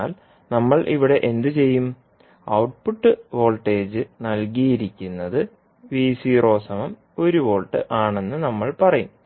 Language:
Malayalam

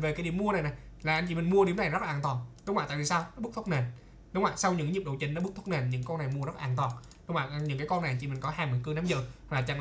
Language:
Vietnamese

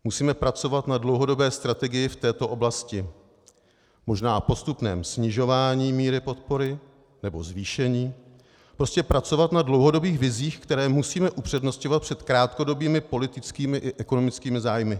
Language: Czech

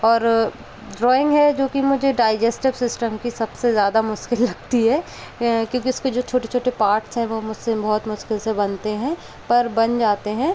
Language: Hindi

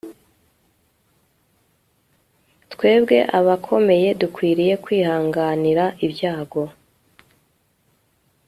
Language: Kinyarwanda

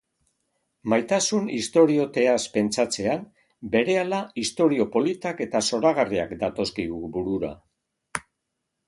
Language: Basque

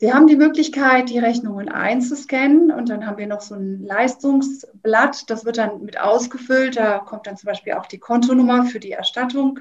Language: German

